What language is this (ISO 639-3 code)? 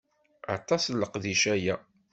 kab